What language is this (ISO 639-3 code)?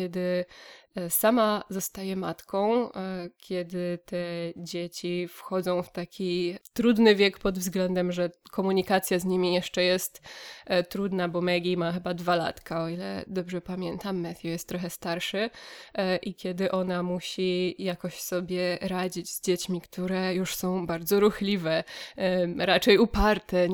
pol